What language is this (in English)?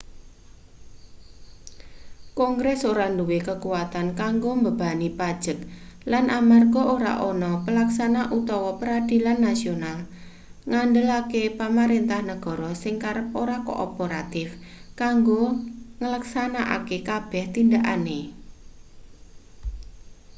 Javanese